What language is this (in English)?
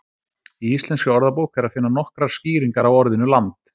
Icelandic